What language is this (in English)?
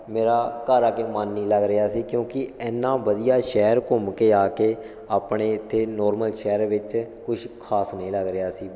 Punjabi